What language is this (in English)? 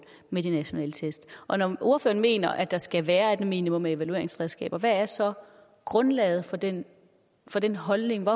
Danish